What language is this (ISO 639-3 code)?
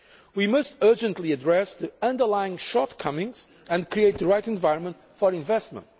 eng